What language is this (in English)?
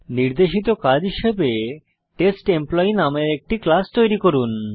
Bangla